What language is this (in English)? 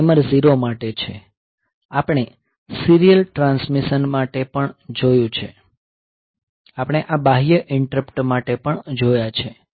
Gujarati